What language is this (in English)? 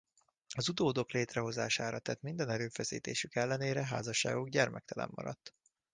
Hungarian